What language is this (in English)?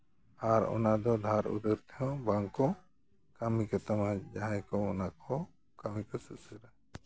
Santali